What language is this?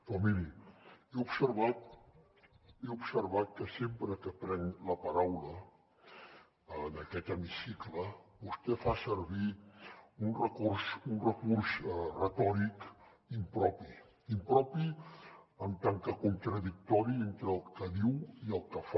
Catalan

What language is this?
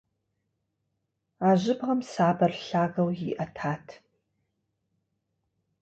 Kabardian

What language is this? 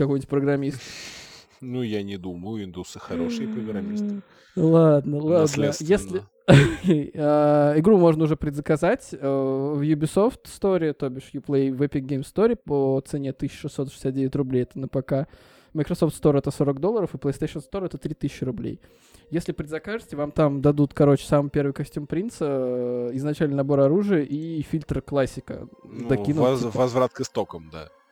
Russian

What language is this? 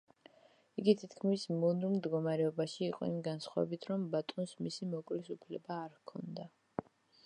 Georgian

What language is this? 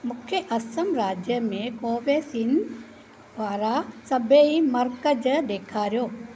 Sindhi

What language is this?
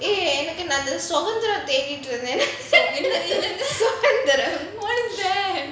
English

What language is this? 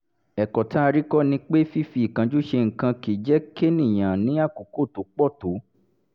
Yoruba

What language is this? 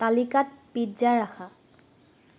Assamese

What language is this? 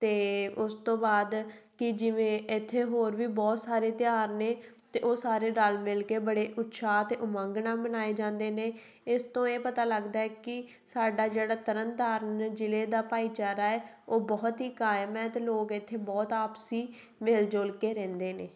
Punjabi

